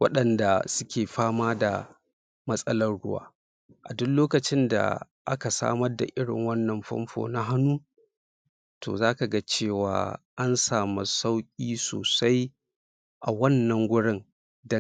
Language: Hausa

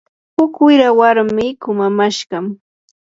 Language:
Yanahuanca Pasco Quechua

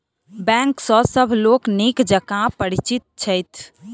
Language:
Maithili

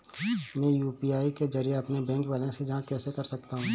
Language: Hindi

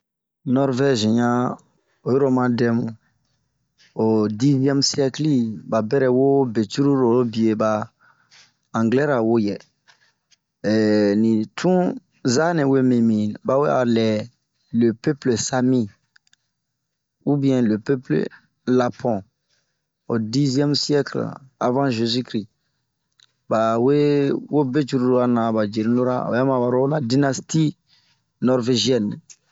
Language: Bomu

